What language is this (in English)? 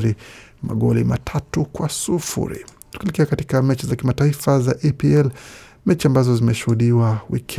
Swahili